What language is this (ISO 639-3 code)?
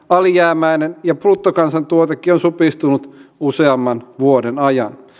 fin